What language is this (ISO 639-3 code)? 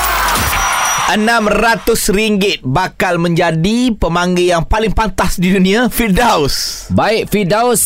msa